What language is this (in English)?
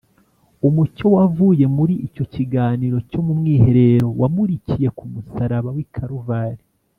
Kinyarwanda